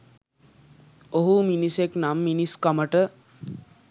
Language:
Sinhala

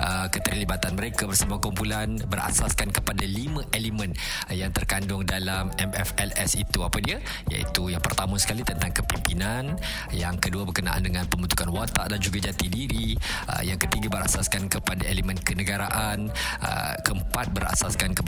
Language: Malay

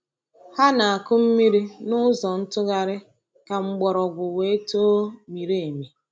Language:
Igbo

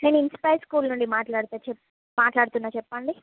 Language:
Telugu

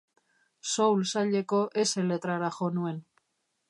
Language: Basque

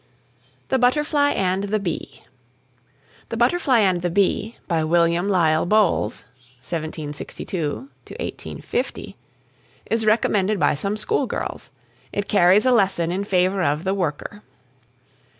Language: English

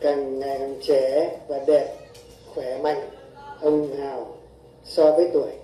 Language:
Vietnamese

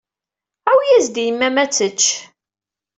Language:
Kabyle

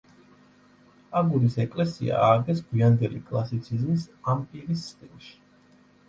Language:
Georgian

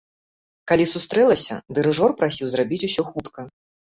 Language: Belarusian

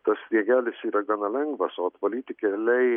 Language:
Lithuanian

